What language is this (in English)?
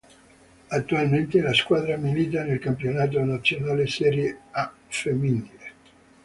Italian